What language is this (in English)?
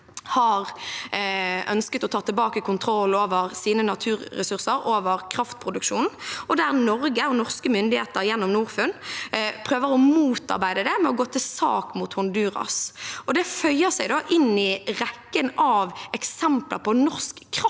Norwegian